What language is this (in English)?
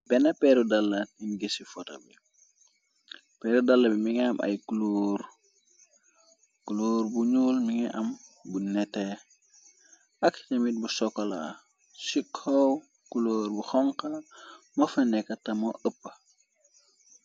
Wolof